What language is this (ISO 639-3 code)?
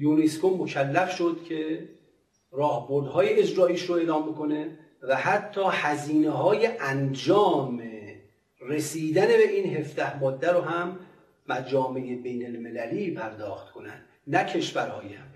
fas